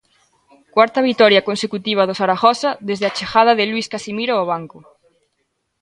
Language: Galician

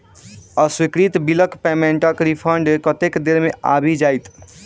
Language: Maithili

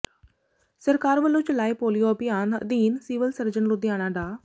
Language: Punjabi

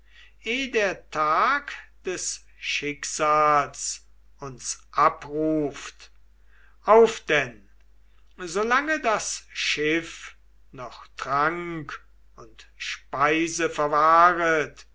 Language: German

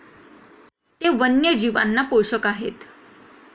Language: Marathi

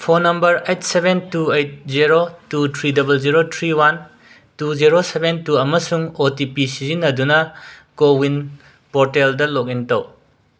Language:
Manipuri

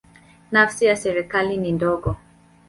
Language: Swahili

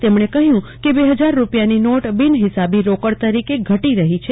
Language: Gujarati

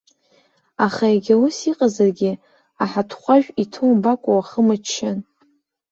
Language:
Abkhazian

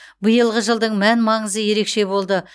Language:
Kazakh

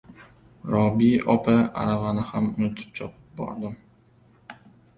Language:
Uzbek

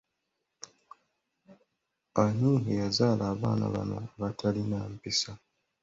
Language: Ganda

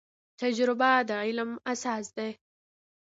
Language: Pashto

